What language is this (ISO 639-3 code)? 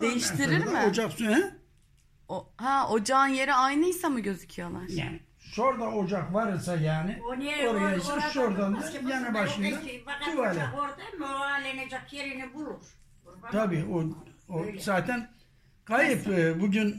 tur